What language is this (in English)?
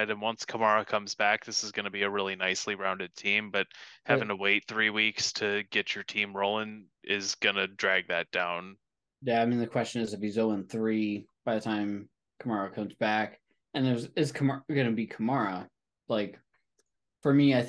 English